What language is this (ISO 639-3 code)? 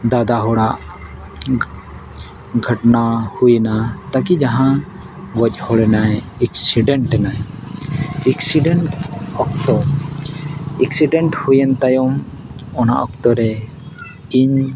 sat